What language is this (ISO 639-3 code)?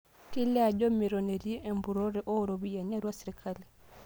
mas